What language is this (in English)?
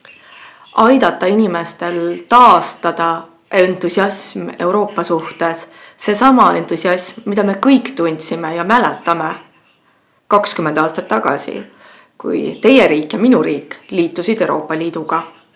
Estonian